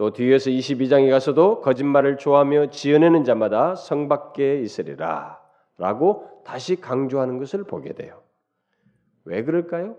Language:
Korean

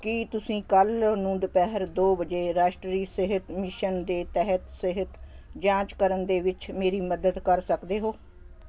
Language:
Punjabi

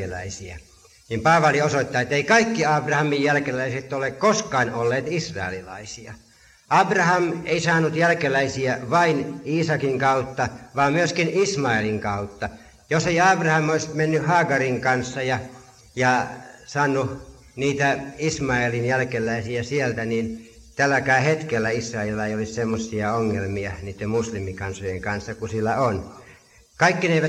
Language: Finnish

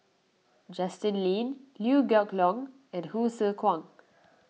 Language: English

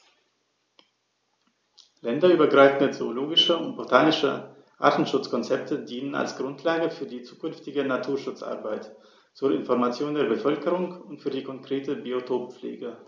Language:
German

